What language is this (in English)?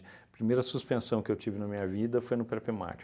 Portuguese